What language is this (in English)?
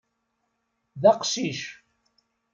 Kabyle